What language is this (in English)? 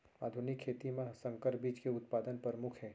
Chhattisgarhi